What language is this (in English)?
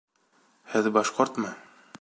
Bashkir